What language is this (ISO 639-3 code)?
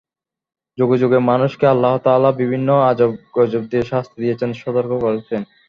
ben